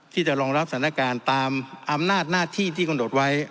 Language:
Thai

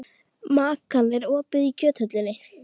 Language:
Icelandic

